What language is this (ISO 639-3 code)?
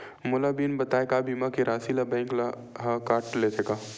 hne